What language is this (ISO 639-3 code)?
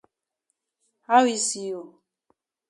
wes